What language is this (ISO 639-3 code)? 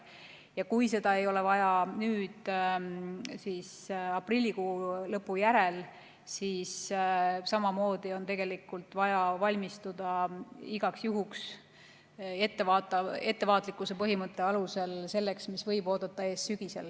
est